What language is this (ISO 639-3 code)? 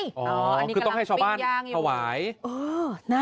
tha